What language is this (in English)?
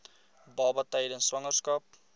Afrikaans